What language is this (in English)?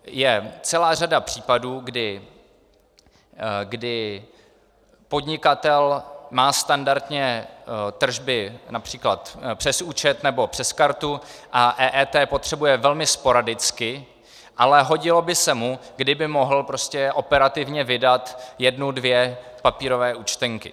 Czech